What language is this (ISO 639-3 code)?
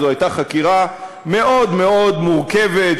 heb